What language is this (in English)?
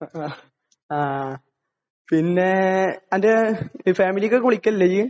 Malayalam